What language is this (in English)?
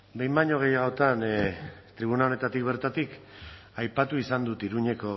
Basque